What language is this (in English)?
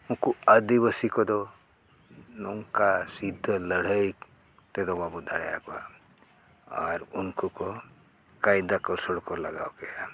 Santali